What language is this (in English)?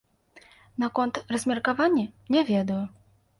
Belarusian